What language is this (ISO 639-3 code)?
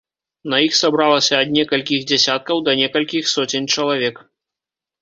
bel